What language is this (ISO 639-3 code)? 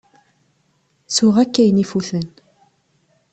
kab